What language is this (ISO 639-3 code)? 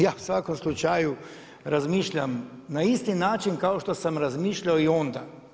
hrv